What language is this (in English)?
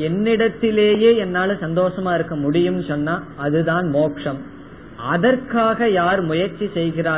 Tamil